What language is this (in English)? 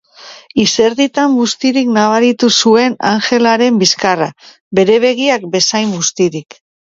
Basque